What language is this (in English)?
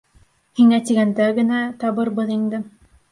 Bashkir